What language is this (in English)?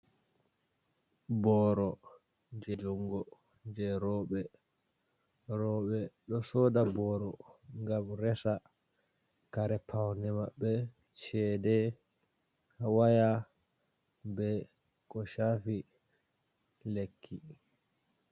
Fula